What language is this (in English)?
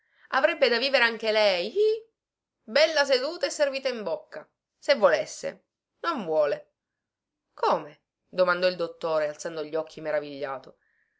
Italian